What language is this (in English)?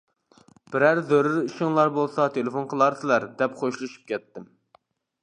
Uyghur